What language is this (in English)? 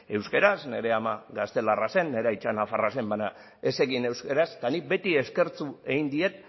Basque